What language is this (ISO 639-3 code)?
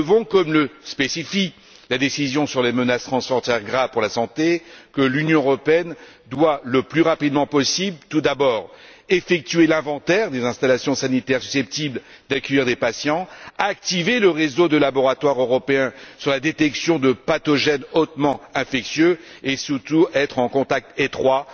fra